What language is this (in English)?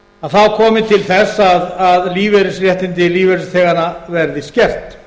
Icelandic